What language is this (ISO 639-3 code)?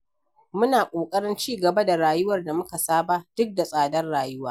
hau